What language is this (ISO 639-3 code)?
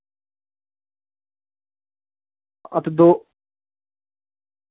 doi